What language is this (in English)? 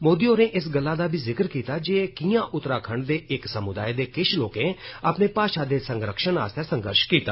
Dogri